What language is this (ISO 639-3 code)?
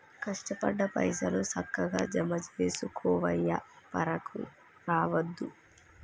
tel